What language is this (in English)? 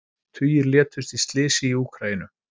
Icelandic